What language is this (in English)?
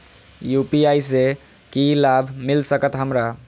Maithili